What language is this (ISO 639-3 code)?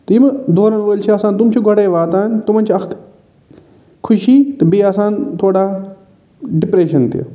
kas